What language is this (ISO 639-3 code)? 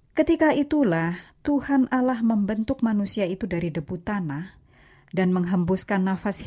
ind